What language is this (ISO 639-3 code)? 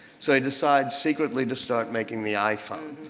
eng